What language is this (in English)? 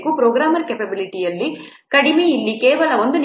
Kannada